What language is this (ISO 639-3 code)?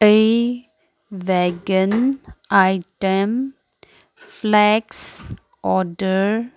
mni